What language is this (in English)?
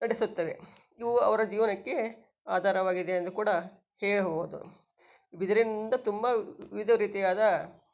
Kannada